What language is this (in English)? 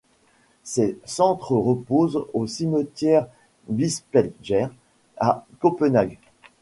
French